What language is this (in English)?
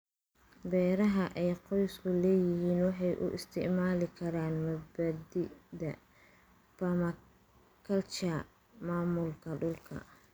Somali